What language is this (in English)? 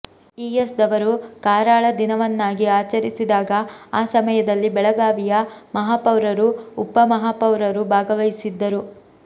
Kannada